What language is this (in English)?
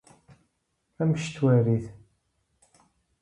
Dutch